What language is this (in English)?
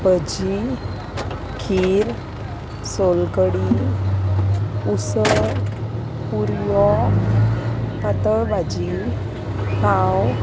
Konkani